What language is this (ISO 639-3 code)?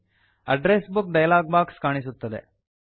kan